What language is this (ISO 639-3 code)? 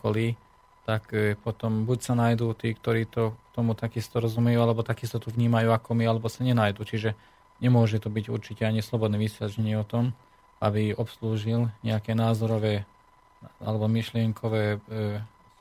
slk